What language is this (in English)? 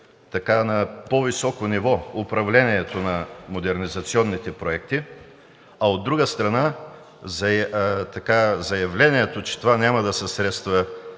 Bulgarian